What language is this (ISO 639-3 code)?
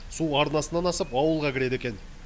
kaz